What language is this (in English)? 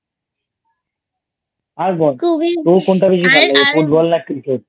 Bangla